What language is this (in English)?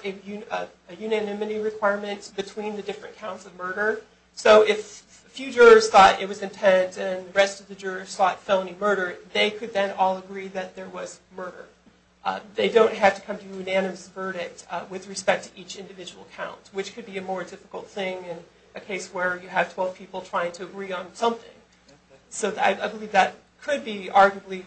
English